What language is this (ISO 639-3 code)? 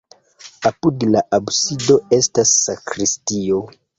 epo